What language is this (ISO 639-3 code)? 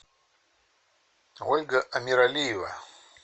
rus